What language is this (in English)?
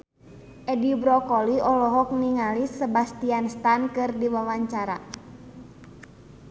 Sundanese